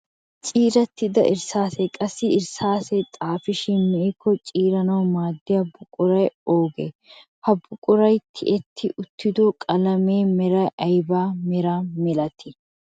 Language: Wolaytta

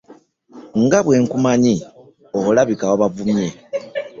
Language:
Ganda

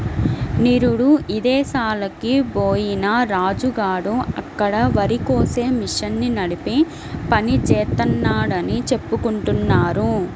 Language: Telugu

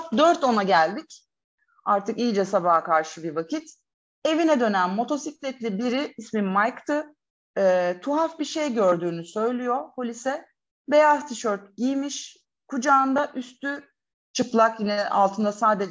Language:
Turkish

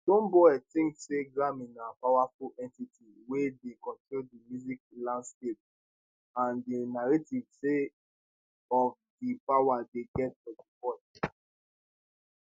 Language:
Nigerian Pidgin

